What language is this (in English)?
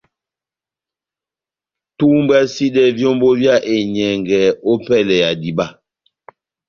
Batanga